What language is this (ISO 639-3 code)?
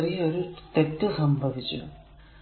mal